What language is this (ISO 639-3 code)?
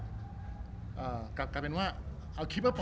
tha